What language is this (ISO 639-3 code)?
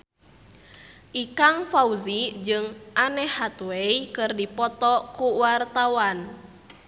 sun